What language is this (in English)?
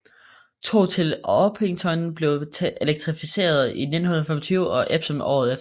Danish